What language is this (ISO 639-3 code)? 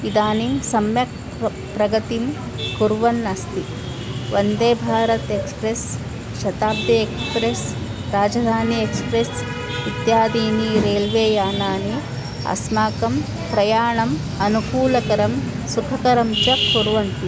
san